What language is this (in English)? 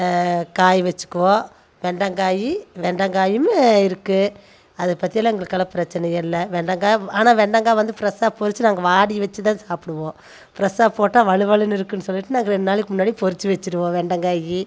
Tamil